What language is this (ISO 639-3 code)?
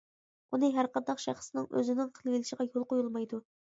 uig